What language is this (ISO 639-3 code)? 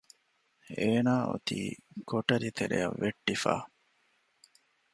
div